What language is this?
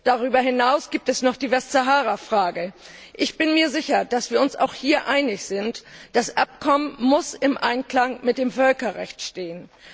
German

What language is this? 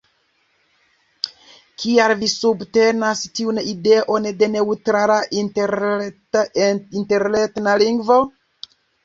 Esperanto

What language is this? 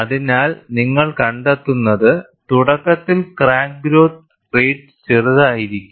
Malayalam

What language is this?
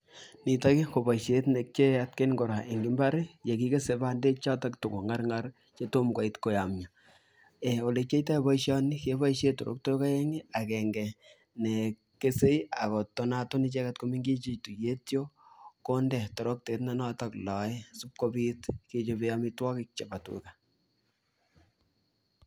Kalenjin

